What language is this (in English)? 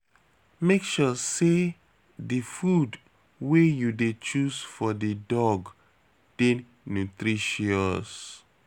Nigerian Pidgin